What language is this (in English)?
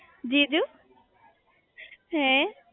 Gujarati